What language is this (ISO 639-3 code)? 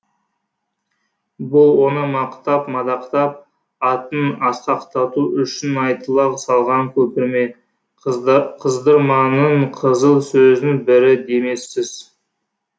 kaz